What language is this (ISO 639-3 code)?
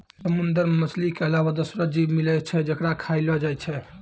mai